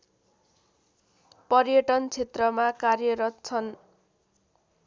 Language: Nepali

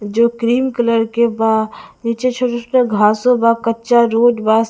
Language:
Bhojpuri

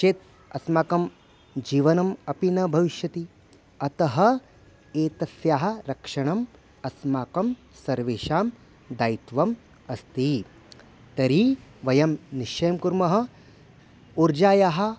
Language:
Sanskrit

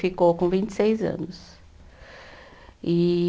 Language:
Portuguese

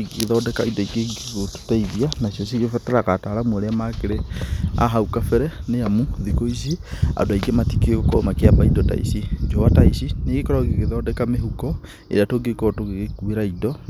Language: Kikuyu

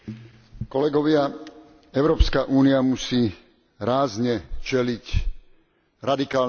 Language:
Slovak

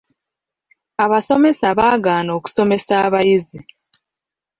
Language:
Ganda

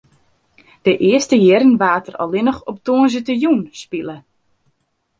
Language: Western Frisian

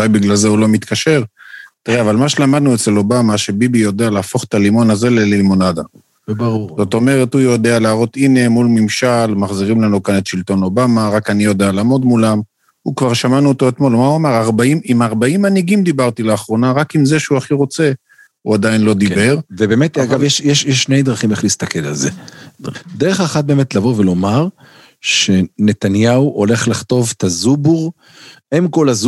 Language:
Hebrew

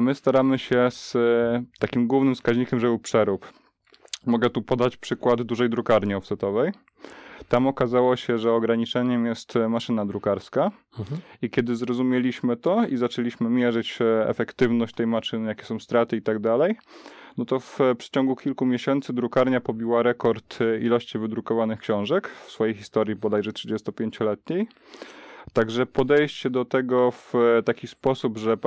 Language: Polish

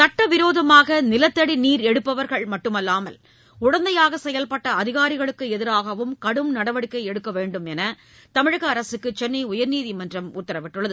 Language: Tamil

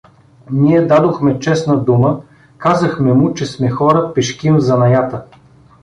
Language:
Bulgarian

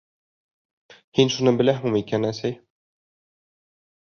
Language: Bashkir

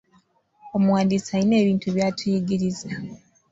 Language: Ganda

